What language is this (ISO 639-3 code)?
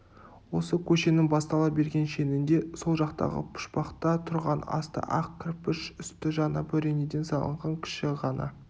kaz